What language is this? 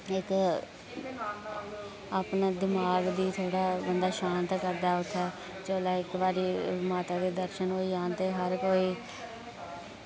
Dogri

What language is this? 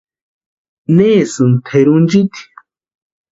Western Highland Purepecha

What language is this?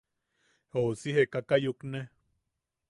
Yaqui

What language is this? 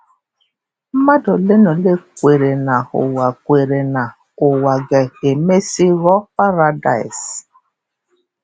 Igbo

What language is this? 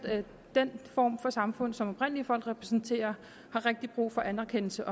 Danish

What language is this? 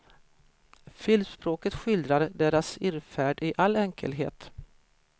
Swedish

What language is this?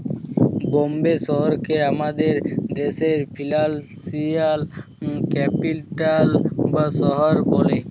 Bangla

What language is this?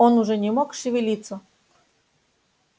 Russian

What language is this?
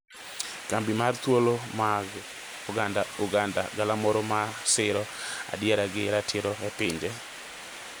Luo (Kenya and Tanzania)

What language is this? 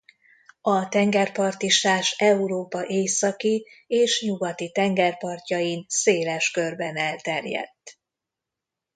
Hungarian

